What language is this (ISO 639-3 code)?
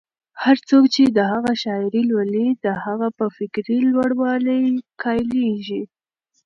pus